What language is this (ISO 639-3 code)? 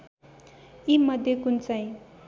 nep